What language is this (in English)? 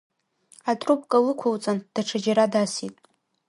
Abkhazian